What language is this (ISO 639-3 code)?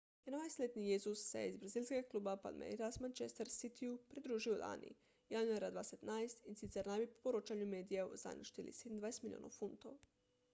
slv